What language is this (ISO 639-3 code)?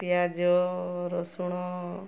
ori